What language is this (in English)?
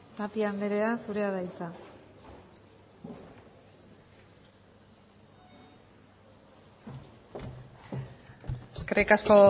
Basque